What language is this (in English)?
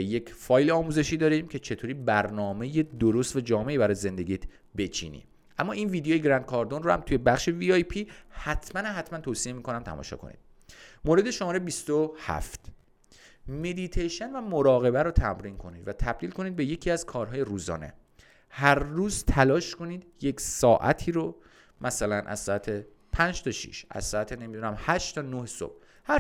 Persian